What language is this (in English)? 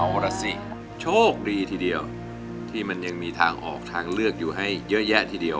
Thai